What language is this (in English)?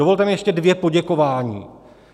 Czech